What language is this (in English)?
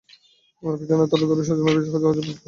Bangla